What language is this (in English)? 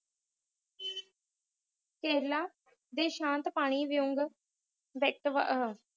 Punjabi